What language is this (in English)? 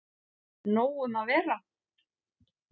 Icelandic